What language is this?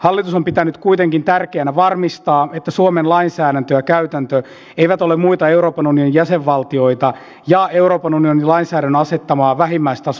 Finnish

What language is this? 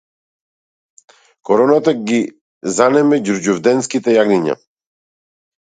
Macedonian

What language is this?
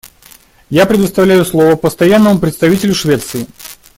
Russian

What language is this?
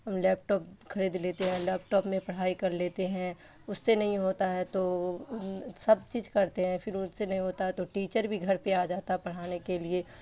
Urdu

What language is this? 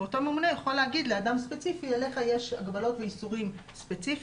Hebrew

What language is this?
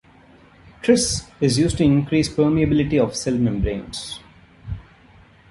English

